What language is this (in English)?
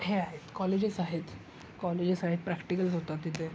Marathi